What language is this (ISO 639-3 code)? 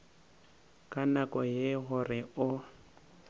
nso